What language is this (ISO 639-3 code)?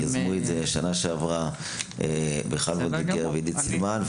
heb